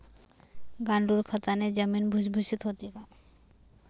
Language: Marathi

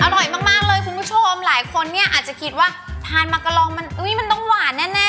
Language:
Thai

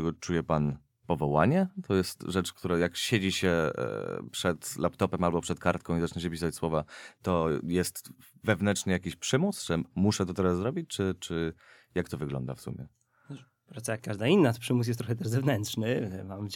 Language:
Polish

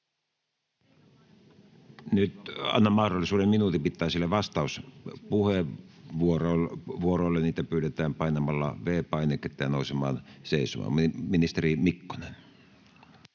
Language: Finnish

